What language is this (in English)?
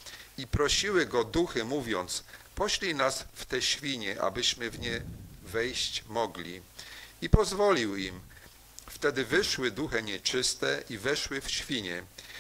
Polish